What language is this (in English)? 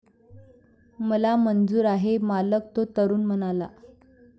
Marathi